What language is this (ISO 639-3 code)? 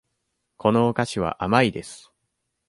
jpn